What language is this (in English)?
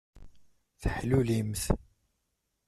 Kabyle